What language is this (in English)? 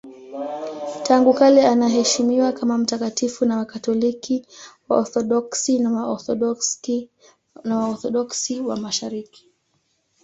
Swahili